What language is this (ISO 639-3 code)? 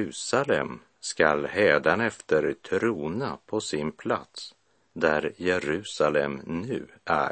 swe